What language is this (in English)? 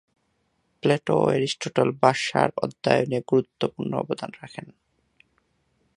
Bangla